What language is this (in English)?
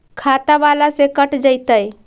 Magahi